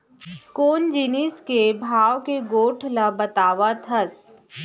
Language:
Chhattisgarhi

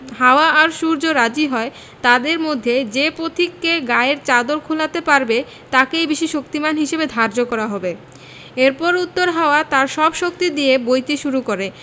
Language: Bangla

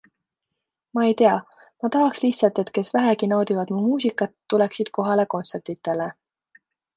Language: Estonian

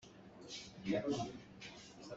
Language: Hakha Chin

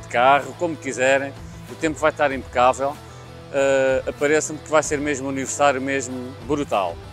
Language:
Portuguese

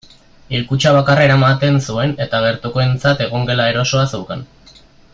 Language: Basque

